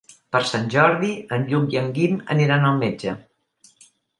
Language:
Catalan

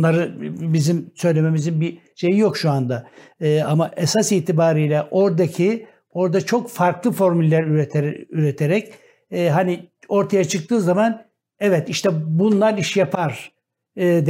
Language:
Turkish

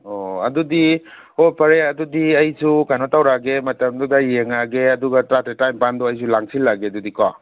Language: Manipuri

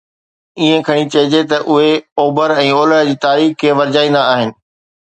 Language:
Sindhi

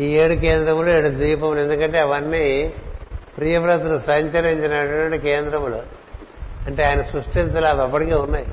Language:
Telugu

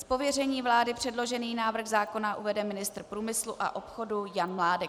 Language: Czech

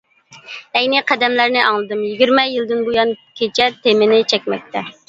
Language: Uyghur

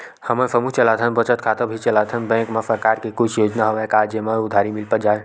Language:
Chhattisgarhi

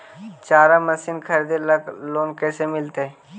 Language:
Magahi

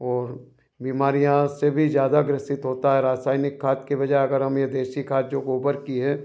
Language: Hindi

